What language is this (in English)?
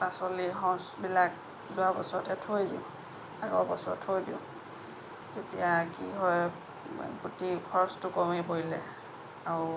Assamese